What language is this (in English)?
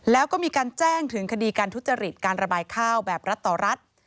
Thai